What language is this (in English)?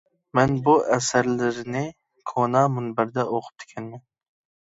Uyghur